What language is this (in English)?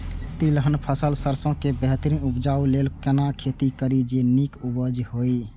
Maithili